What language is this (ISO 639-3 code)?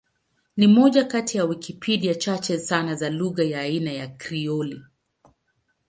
swa